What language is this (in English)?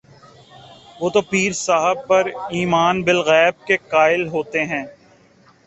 Urdu